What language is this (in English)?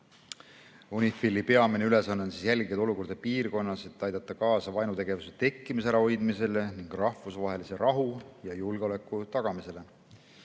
Estonian